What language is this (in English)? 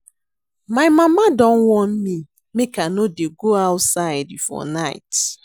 Nigerian Pidgin